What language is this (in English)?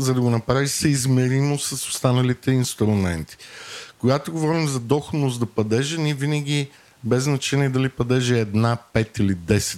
Bulgarian